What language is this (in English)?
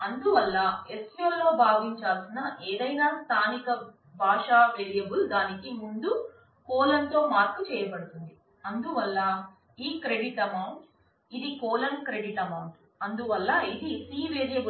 Telugu